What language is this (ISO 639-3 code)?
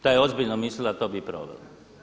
hrv